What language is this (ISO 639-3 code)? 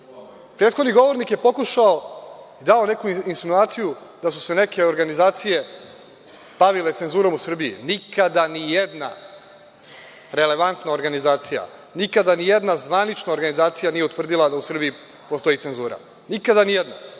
srp